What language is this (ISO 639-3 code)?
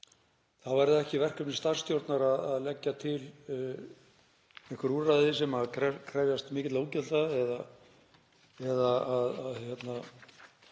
isl